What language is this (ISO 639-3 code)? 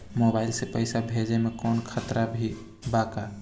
bho